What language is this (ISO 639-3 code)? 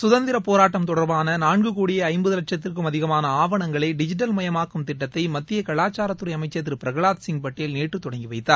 tam